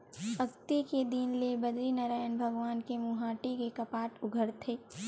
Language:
Chhattisgarhi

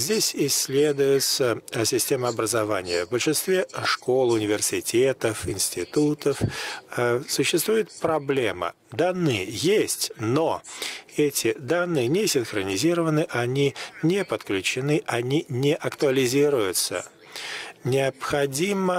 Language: Russian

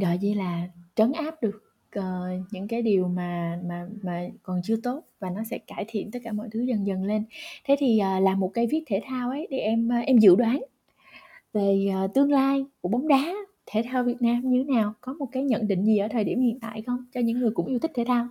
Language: Vietnamese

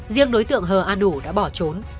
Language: Vietnamese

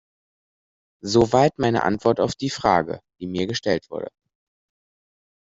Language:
German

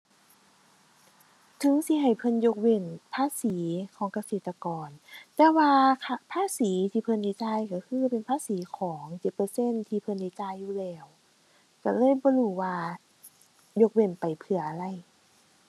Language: Thai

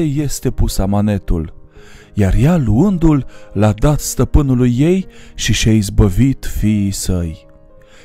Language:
Romanian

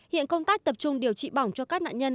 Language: Vietnamese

